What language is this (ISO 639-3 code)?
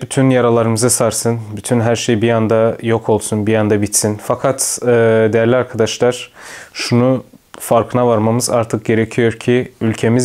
tur